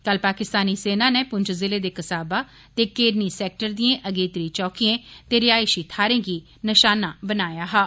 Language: Dogri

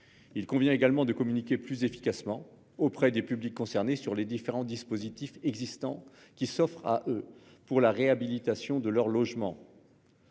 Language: French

